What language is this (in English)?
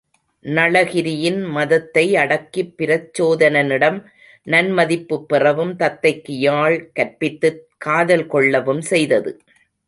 Tamil